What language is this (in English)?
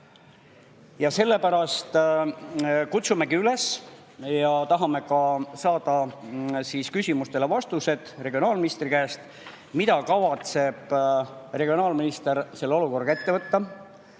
Estonian